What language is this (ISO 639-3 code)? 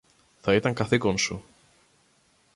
ell